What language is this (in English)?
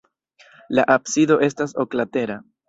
Esperanto